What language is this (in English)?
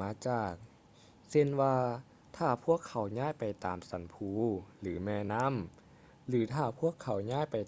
Lao